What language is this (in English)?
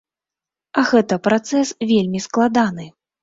Belarusian